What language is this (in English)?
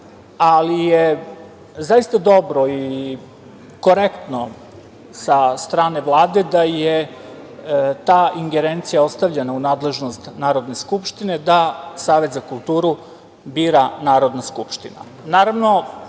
Serbian